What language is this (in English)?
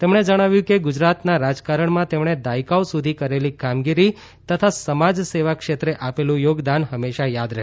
Gujarati